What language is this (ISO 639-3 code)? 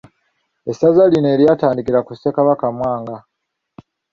lug